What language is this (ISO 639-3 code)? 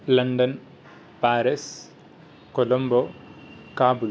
san